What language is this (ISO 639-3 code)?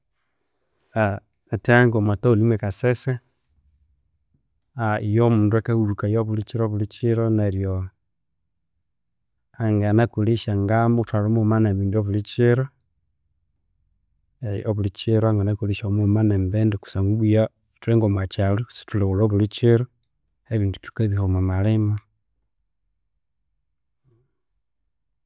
koo